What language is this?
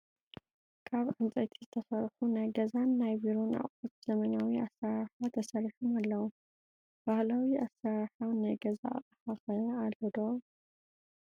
Tigrinya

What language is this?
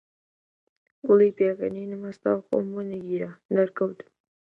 Central Kurdish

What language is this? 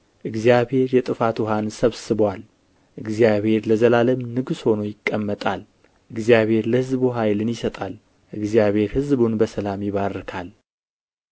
Amharic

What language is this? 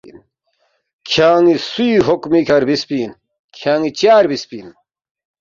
Balti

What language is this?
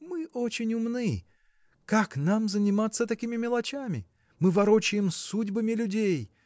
Russian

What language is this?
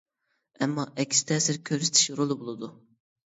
Uyghur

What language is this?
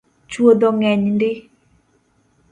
Luo (Kenya and Tanzania)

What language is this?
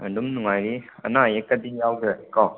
Manipuri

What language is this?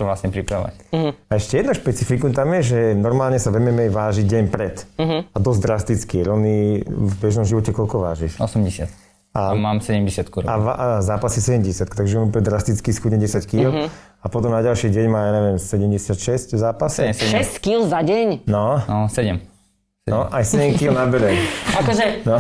Slovak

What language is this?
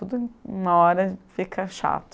Portuguese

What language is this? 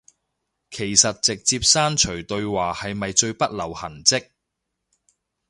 Cantonese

